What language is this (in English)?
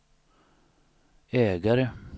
Swedish